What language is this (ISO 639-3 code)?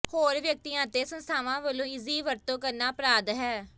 pan